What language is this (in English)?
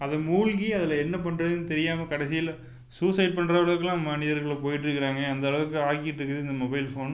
Tamil